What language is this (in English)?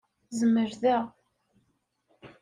Kabyle